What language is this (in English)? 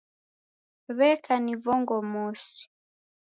Taita